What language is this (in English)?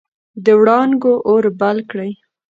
Pashto